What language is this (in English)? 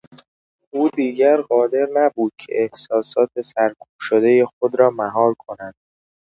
Persian